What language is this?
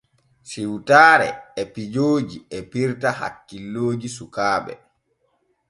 Borgu Fulfulde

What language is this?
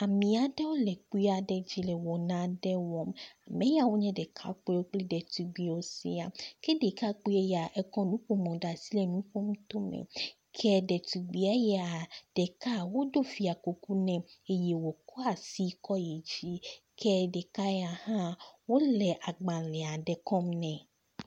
Ewe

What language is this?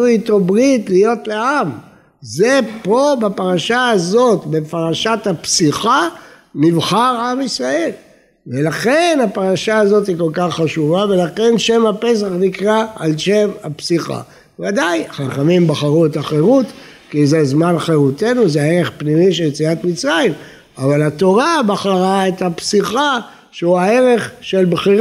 Hebrew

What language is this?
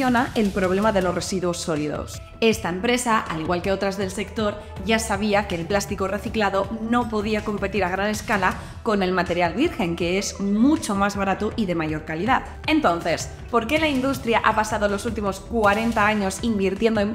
Spanish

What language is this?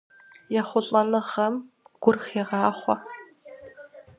Kabardian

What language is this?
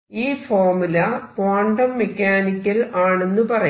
Malayalam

